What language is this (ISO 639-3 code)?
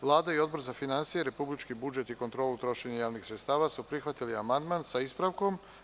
srp